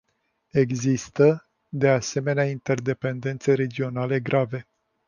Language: Romanian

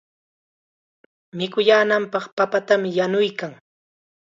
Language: Chiquián Ancash Quechua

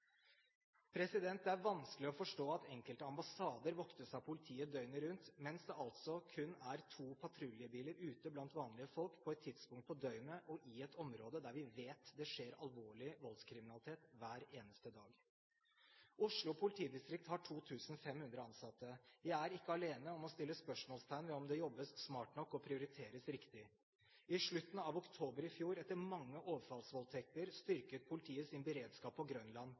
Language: Norwegian Bokmål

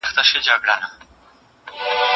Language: Pashto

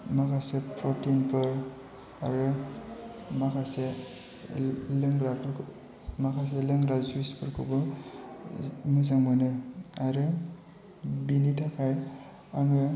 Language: Bodo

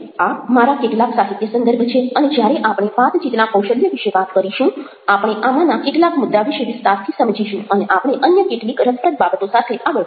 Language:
Gujarati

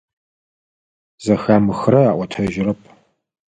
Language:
Adyghe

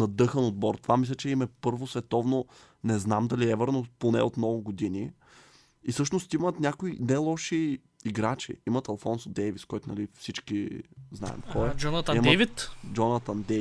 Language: Bulgarian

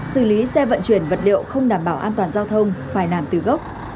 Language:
Vietnamese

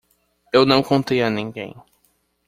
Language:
Portuguese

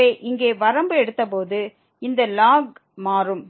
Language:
Tamil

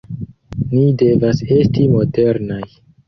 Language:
Esperanto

